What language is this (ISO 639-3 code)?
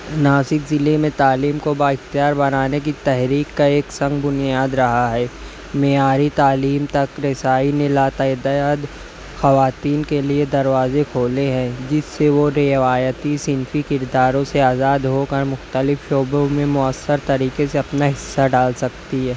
urd